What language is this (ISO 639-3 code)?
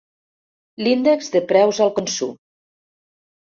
cat